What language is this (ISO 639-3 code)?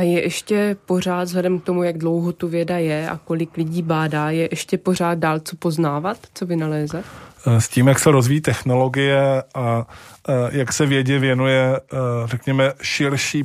ces